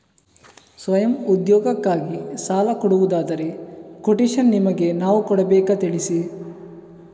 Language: Kannada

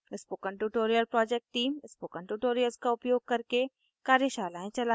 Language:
Hindi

